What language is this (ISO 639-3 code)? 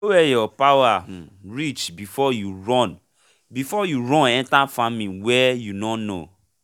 pcm